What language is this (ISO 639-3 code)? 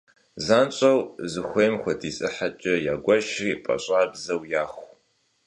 kbd